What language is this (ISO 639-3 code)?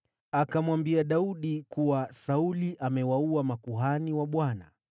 swa